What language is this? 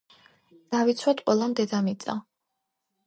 Georgian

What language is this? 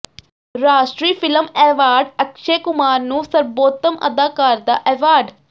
Punjabi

